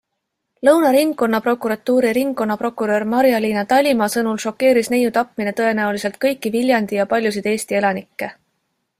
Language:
Estonian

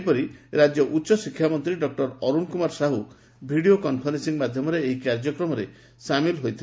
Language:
Odia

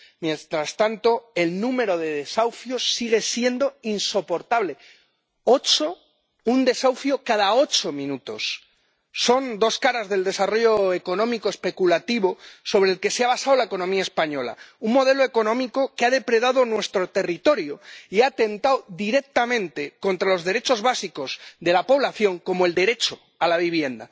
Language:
Spanish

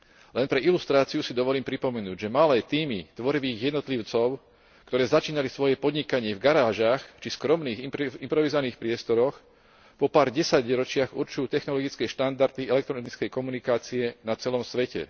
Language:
Slovak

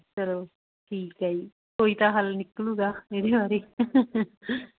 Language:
Punjabi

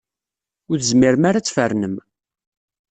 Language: Kabyle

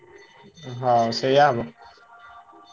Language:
Odia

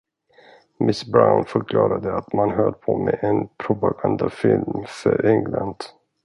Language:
Swedish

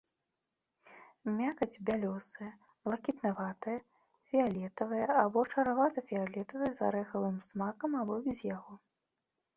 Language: Belarusian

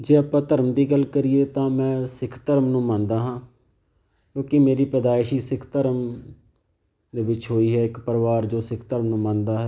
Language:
Punjabi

